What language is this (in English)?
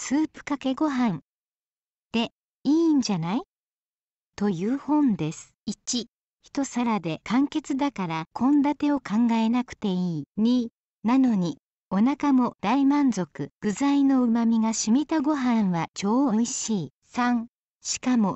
Japanese